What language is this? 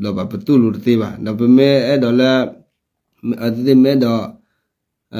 Thai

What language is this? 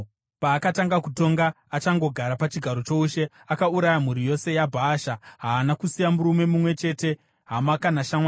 Shona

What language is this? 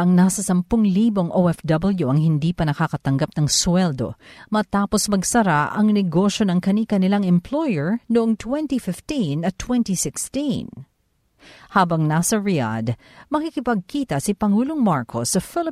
Filipino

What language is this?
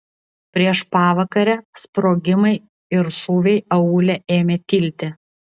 Lithuanian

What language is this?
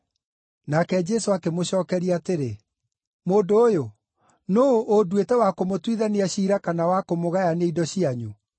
Kikuyu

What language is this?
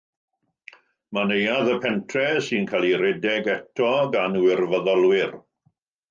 Welsh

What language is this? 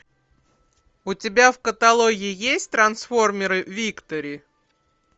Russian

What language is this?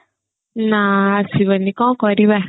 Odia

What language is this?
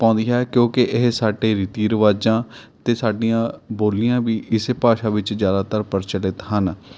Punjabi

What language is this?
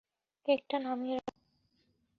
Bangla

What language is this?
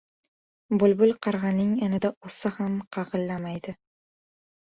Uzbek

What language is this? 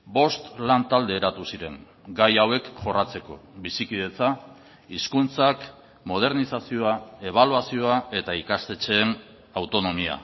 Basque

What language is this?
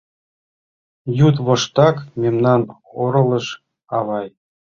Mari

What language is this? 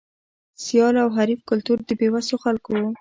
Pashto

